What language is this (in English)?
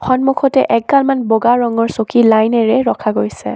Assamese